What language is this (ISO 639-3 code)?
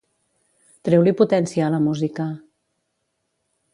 cat